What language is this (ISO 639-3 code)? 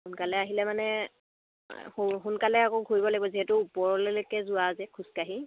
asm